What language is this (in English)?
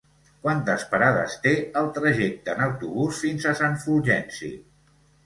Catalan